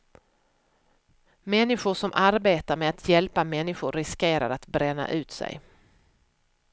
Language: Swedish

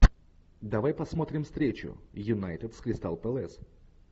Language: Russian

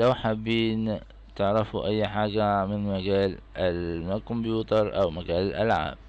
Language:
Arabic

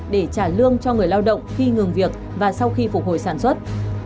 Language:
Vietnamese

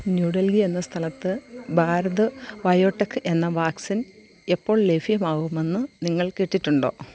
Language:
Malayalam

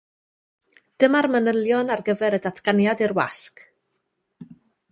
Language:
Welsh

